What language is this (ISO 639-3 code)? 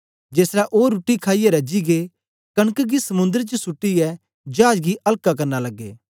doi